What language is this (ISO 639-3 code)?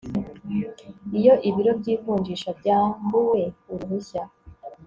kin